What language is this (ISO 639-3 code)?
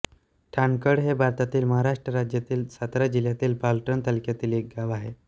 mar